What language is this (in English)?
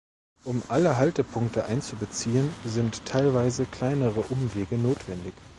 German